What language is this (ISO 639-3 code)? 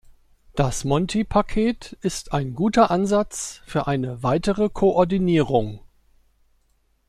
deu